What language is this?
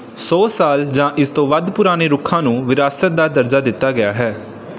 Punjabi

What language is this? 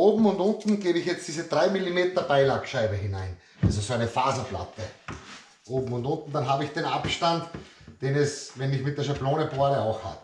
German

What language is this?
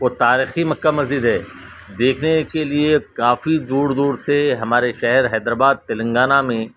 Urdu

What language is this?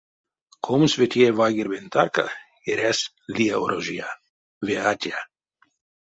Erzya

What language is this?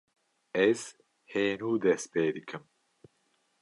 Kurdish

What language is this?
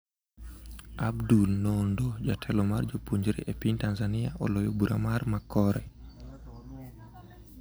Luo (Kenya and Tanzania)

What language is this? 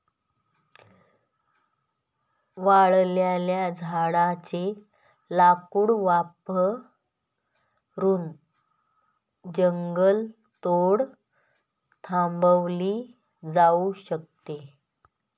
Marathi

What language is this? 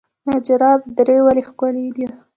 Pashto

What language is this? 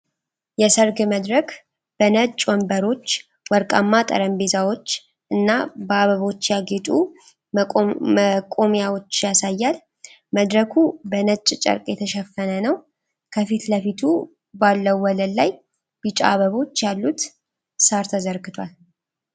Amharic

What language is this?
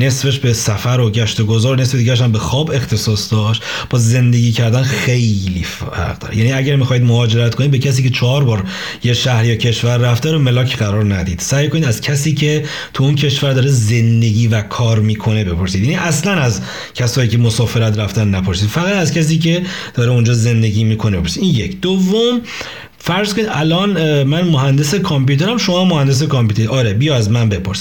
Persian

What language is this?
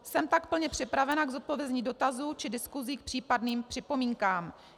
Czech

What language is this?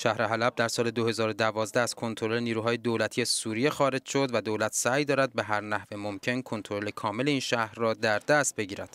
Persian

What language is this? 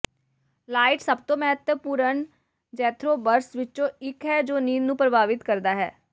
Punjabi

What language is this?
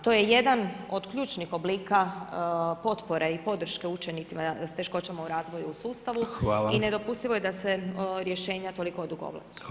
Croatian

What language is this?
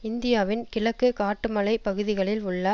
Tamil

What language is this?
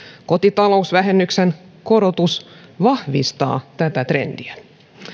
Finnish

